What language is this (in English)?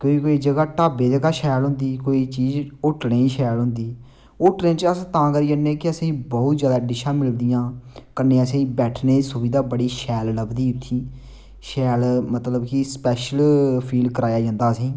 Dogri